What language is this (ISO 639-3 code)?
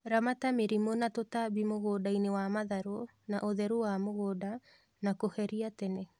kik